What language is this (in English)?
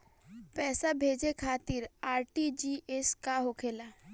Bhojpuri